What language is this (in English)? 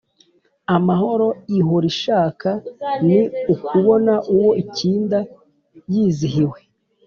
Kinyarwanda